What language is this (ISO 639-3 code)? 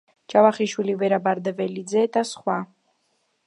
kat